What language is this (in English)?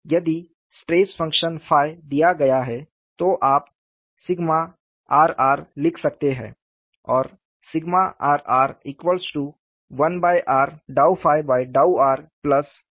Hindi